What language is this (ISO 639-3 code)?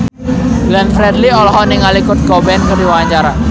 sun